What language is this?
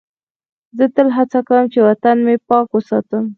Pashto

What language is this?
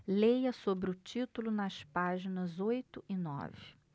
Portuguese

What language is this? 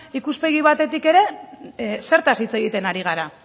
Basque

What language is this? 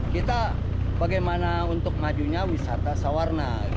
Indonesian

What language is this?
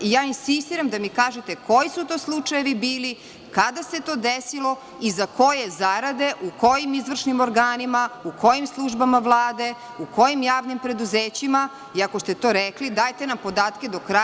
Serbian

